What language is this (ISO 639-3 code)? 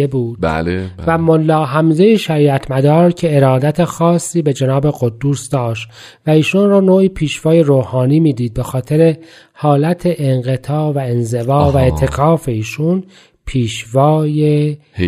fas